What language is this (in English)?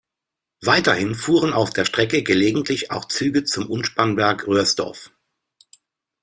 German